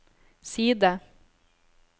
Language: Norwegian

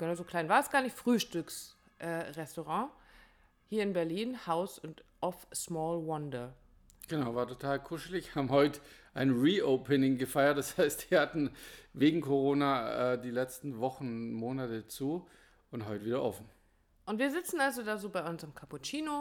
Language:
German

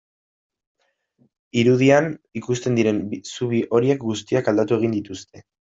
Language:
Basque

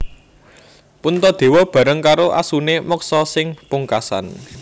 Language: Javanese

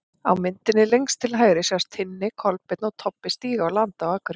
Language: Icelandic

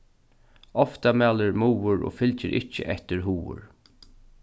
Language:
Faroese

